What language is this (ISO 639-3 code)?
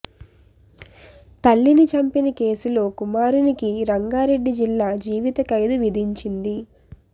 tel